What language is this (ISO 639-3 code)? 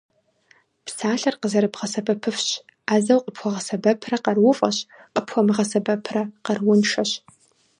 kbd